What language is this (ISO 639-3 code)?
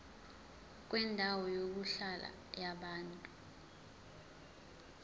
zul